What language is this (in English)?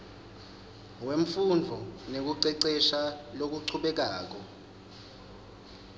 Swati